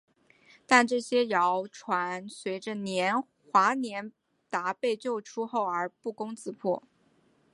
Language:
Chinese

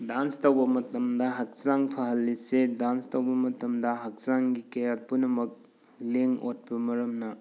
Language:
Manipuri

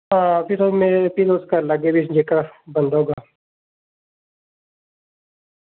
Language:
Dogri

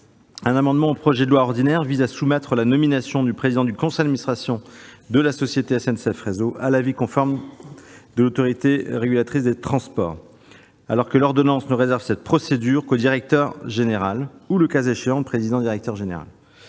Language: French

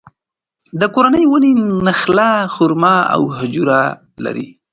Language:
Pashto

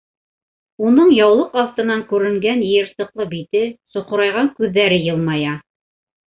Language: Bashkir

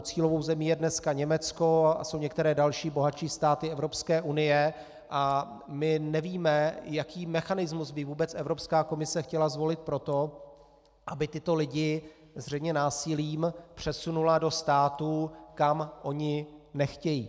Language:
Czech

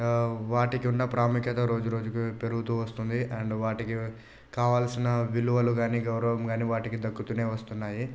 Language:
Telugu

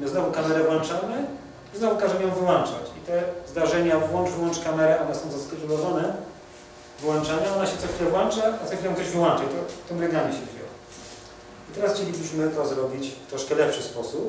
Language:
Polish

